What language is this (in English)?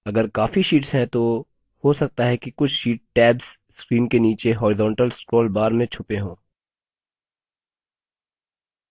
Hindi